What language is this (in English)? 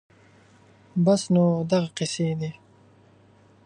Pashto